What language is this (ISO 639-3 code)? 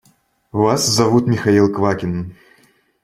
rus